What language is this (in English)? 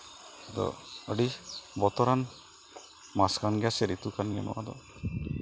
Santali